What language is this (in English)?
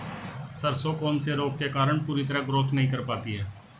Hindi